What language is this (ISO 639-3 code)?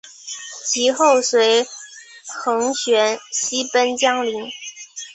zho